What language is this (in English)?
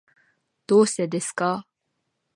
Japanese